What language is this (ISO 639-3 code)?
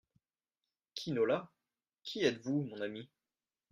fra